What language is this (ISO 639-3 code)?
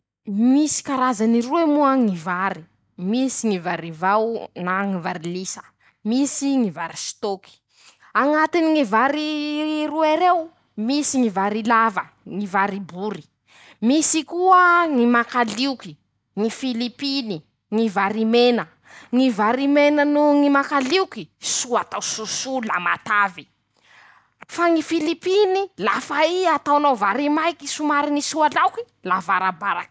msh